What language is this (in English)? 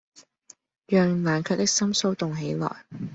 Cantonese